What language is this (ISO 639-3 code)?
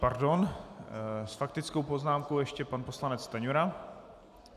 ces